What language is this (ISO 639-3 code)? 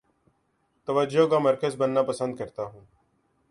urd